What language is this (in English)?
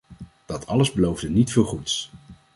Dutch